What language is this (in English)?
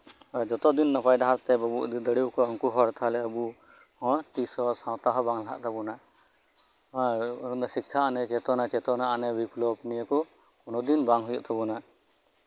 Santali